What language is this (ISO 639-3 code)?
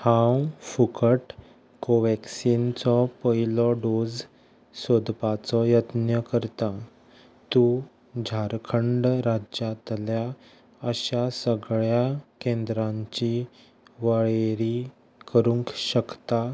kok